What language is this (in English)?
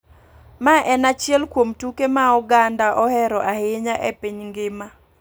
Luo (Kenya and Tanzania)